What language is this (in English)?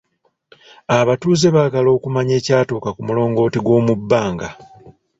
Ganda